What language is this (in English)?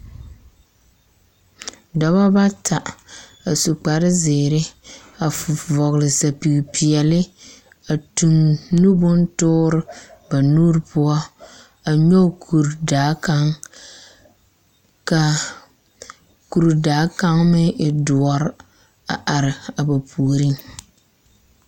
Southern Dagaare